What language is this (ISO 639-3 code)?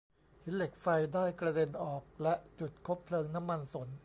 tha